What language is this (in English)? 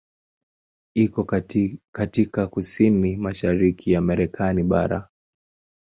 Swahili